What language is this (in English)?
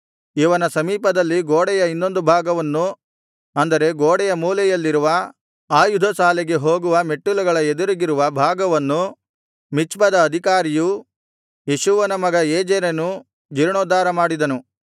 Kannada